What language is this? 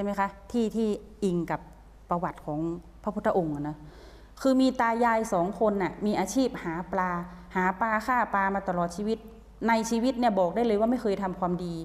Thai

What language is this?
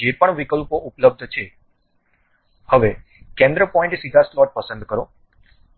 Gujarati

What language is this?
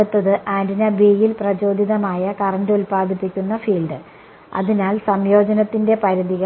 Malayalam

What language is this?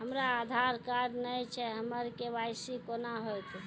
Maithili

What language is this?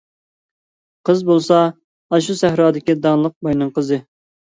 Uyghur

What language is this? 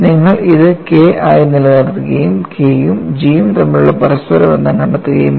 Malayalam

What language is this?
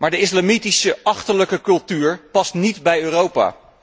Dutch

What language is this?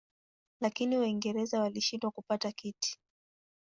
Swahili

